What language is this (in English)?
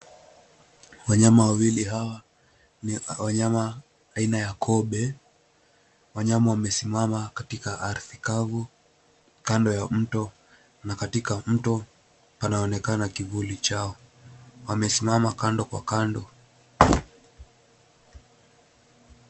Swahili